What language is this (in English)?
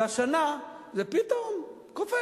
Hebrew